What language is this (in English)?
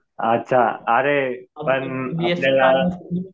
Marathi